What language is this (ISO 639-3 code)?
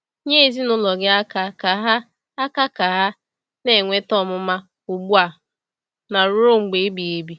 ibo